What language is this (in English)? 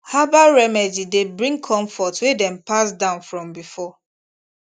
Nigerian Pidgin